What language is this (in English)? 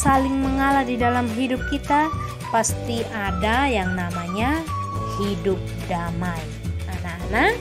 Indonesian